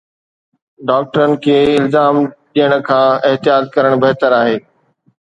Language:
Sindhi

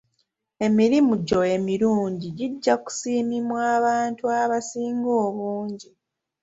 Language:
Ganda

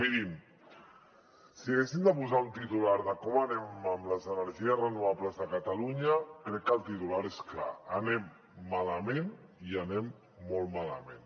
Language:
Catalan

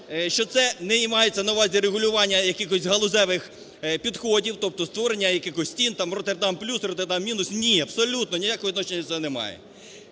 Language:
Ukrainian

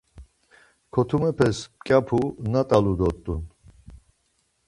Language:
Laz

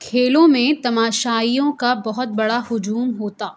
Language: Urdu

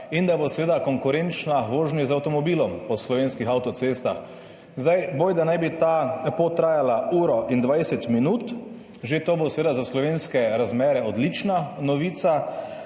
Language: Slovenian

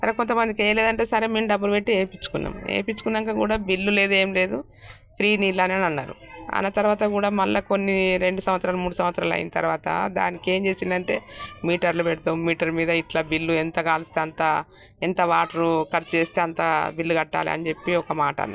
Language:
Telugu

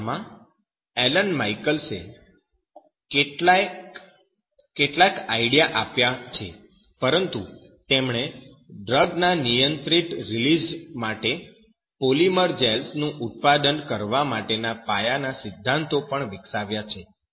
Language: Gujarati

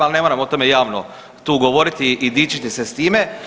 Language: Croatian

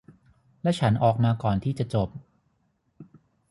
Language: Thai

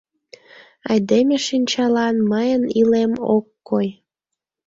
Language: Mari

